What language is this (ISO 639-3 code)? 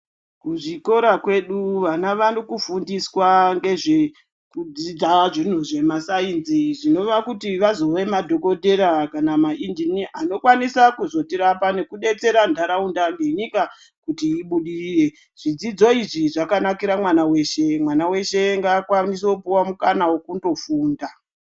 ndc